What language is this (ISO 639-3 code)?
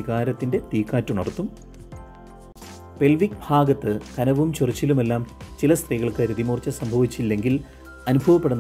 ron